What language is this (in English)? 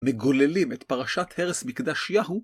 Hebrew